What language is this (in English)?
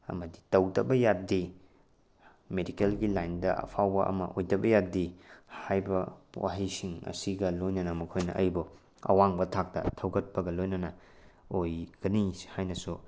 Manipuri